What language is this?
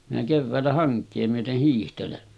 Finnish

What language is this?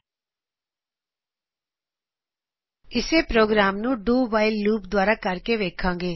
Punjabi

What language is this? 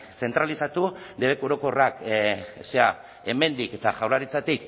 Basque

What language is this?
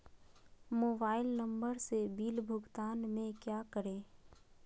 Magahi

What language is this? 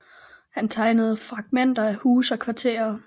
Danish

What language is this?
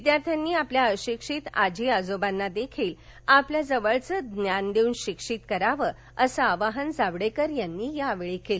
Marathi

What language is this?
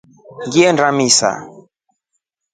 Rombo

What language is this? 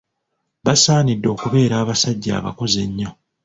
Ganda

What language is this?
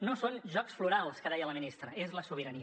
Catalan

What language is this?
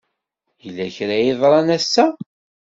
Kabyle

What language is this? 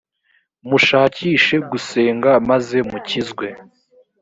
Kinyarwanda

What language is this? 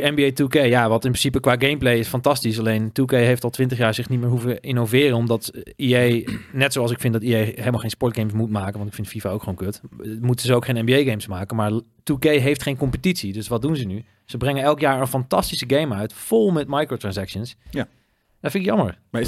Dutch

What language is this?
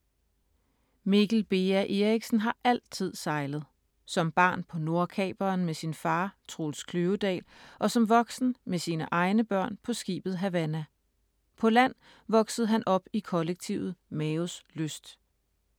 Danish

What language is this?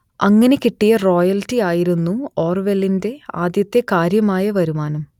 Malayalam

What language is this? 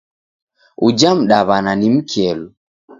Taita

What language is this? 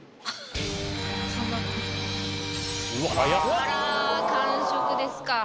Japanese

